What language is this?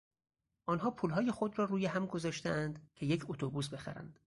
Persian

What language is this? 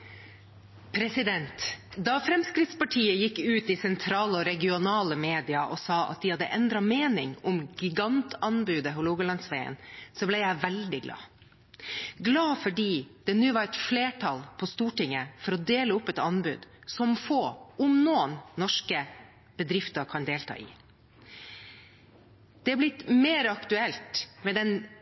Norwegian Bokmål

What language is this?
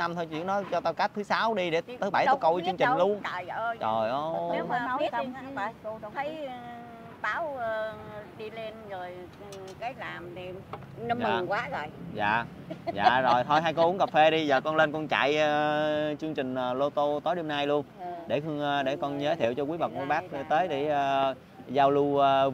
Vietnamese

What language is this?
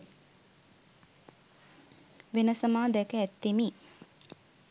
Sinhala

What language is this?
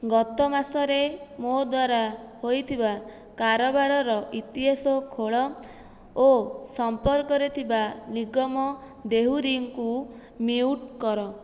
Odia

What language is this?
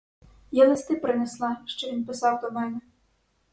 Ukrainian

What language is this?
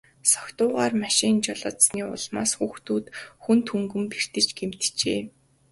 Mongolian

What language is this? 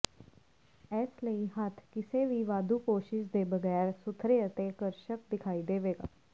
Punjabi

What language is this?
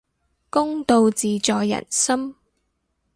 Cantonese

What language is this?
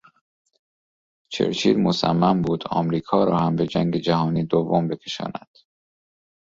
Persian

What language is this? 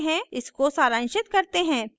Hindi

